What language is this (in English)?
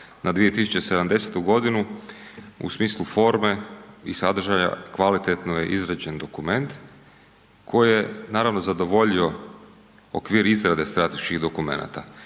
Croatian